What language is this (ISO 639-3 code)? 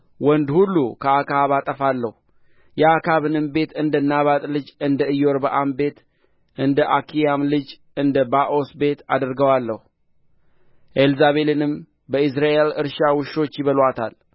amh